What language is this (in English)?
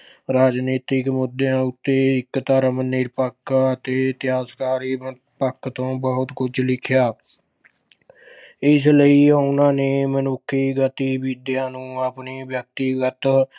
Punjabi